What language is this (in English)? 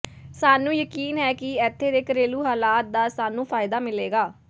Punjabi